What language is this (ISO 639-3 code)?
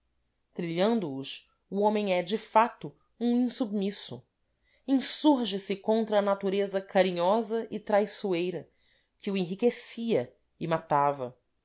por